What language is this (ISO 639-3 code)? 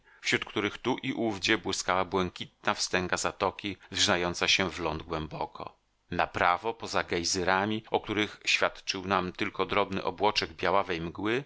pol